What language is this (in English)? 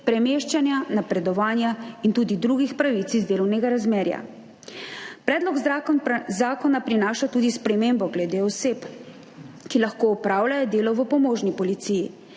Slovenian